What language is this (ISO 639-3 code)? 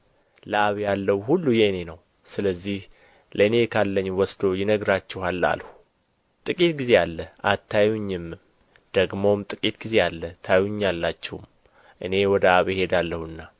amh